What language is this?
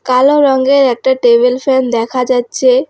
Bangla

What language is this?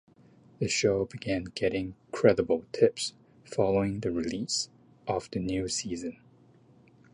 English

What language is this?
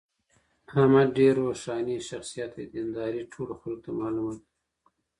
Pashto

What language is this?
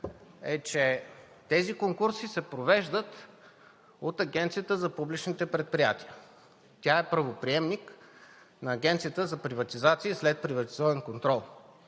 Bulgarian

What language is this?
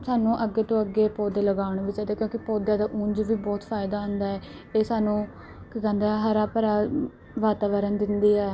Punjabi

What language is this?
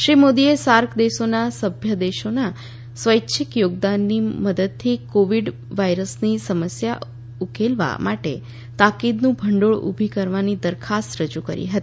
Gujarati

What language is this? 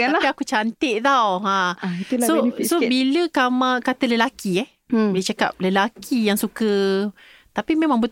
Malay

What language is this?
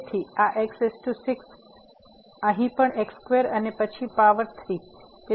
Gujarati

